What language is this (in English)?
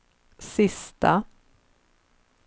Swedish